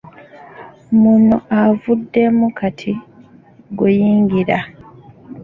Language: Ganda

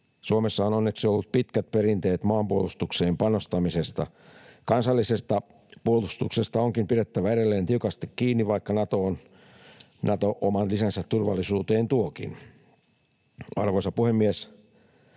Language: Finnish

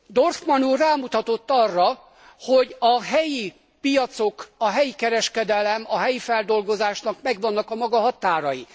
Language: Hungarian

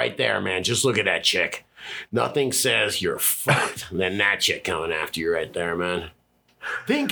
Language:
English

